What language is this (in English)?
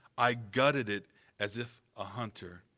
English